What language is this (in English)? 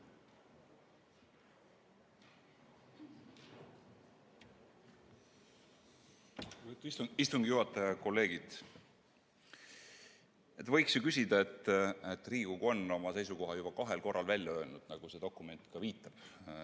Estonian